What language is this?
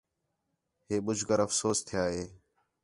Khetrani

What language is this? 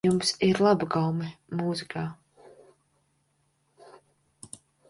Latvian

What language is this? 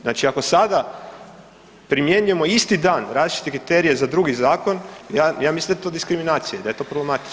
Croatian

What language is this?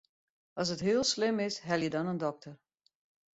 Western Frisian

